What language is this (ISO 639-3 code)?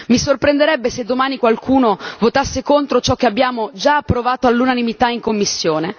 ita